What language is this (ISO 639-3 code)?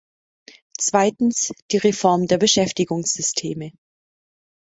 deu